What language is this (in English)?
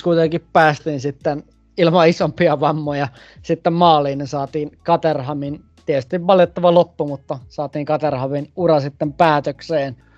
Finnish